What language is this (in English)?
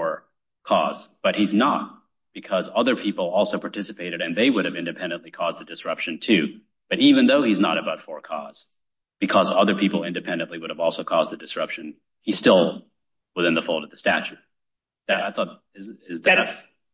English